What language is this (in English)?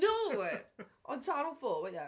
Welsh